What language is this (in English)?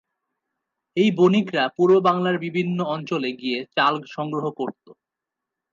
Bangla